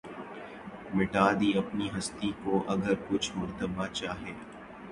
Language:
Urdu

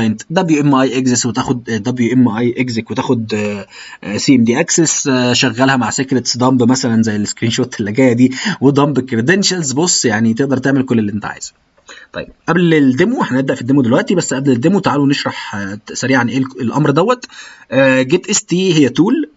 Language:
Arabic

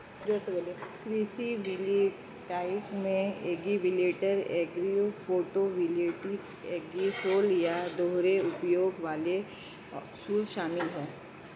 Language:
Hindi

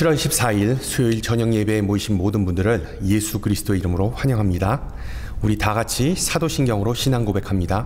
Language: Korean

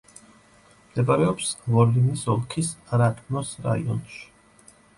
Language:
Georgian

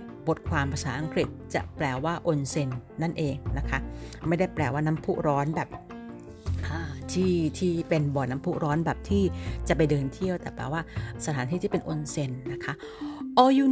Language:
Thai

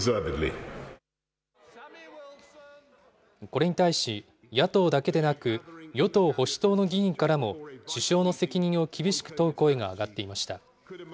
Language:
Japanese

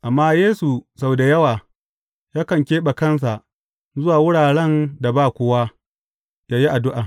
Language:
Hausa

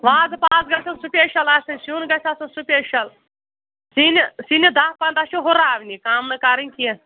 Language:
Kashmiri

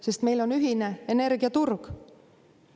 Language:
Estonian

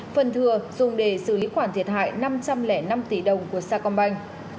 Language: Vietnamese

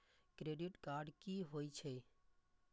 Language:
Maithili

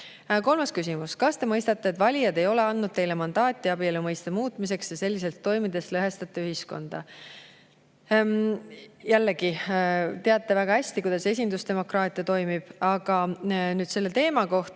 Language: Estonian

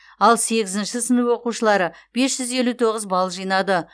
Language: Kazakh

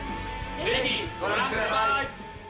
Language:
Japanese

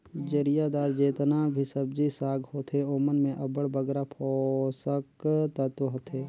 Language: Chhattisgarhi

